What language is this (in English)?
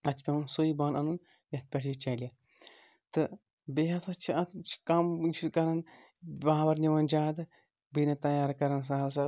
Kashmiri